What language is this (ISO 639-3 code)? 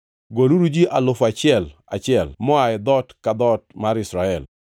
luo